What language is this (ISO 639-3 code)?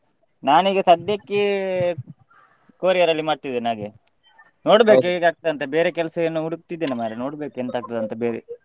kan